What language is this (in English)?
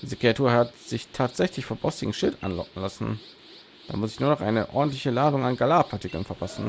German